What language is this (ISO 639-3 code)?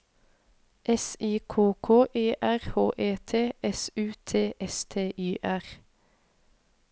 nor